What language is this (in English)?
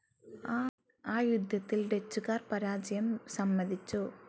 Malayalam